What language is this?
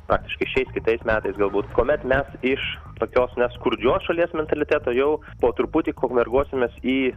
Lithuanian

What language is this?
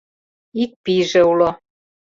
Mari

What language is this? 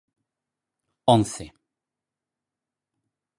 Galician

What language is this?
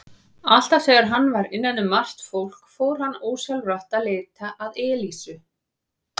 Icelandic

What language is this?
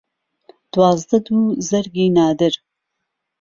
Central Kurdish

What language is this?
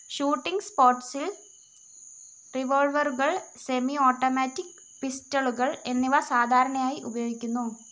Malayalam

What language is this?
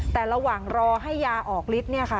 Thai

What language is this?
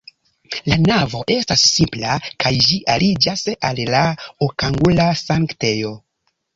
Esperanto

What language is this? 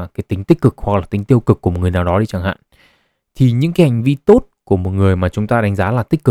Vietnamese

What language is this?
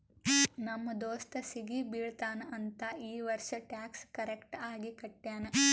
Kannada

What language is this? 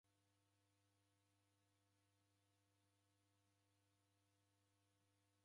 Taita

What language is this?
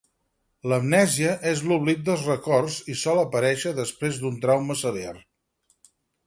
Catalan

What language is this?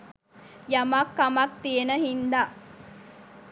Sinhala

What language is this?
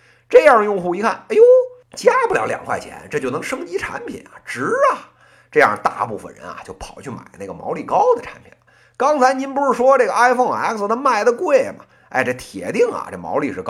Chinese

